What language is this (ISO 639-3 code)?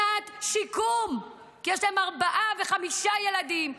heb